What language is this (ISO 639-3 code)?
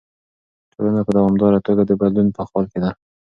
pus